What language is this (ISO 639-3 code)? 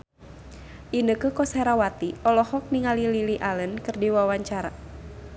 sun